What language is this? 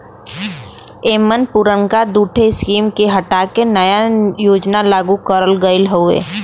Bhojpuri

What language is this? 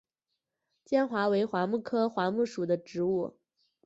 Chinese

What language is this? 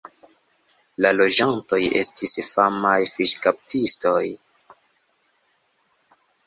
Esperanto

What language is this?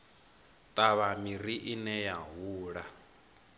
Venda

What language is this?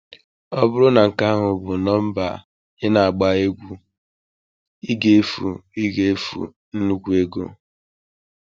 Igbo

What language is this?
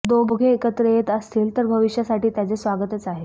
Marathi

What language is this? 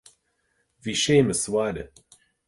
Irish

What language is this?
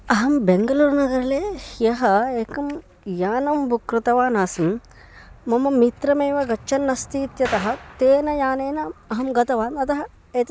Sanskrit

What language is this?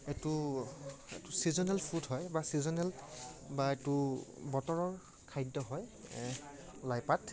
Assamese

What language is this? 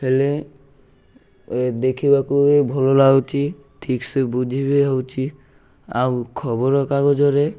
Odia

